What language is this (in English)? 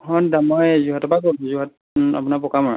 Assamese